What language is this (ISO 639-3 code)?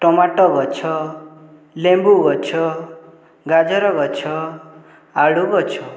ori